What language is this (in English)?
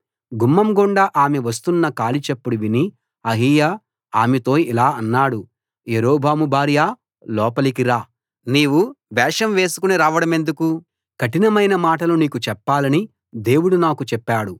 Telugu